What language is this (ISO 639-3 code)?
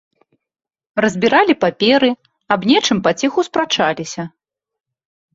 bel